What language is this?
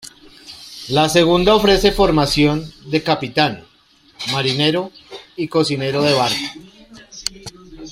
Spanish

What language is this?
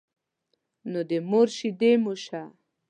Pashto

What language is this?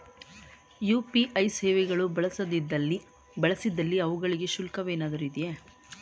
Kannada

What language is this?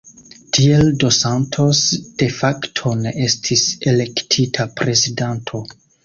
Esperanto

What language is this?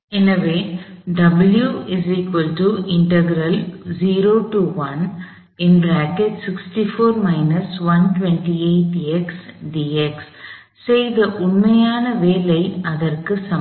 Tamil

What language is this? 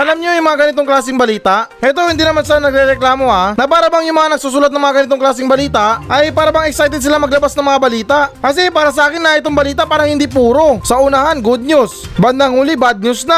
Filipino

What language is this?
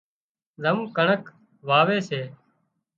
Wadiyara Koli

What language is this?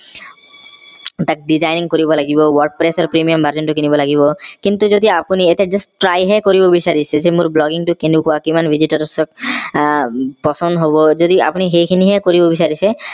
Assamese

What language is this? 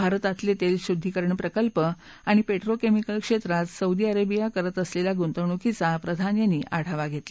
Marathi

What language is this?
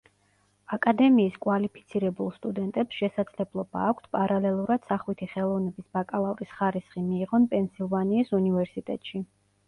Georgian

